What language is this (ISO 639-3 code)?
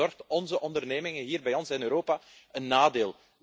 nld